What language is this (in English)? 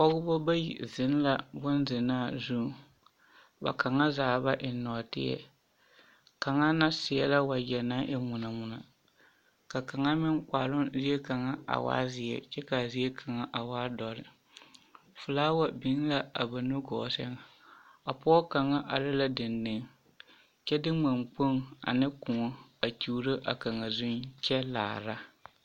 Southern Dagaare